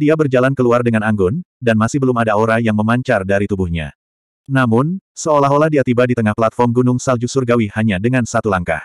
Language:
Indonesian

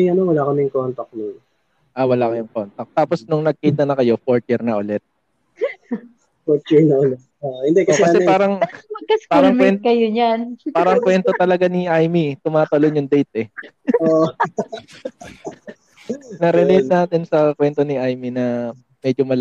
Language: Filipino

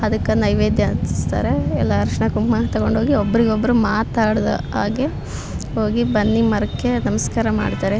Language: Kannada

